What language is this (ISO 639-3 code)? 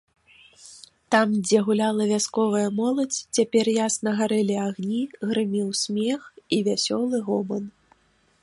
bel